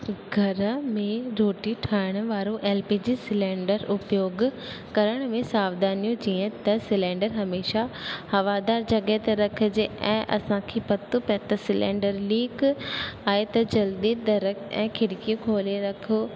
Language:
Sindhi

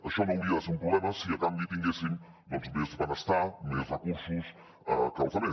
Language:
Catalan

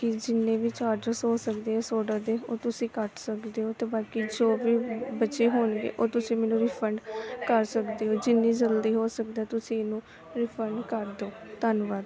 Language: Punjabi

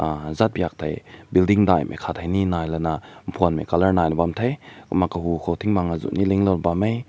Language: Rongmei Naga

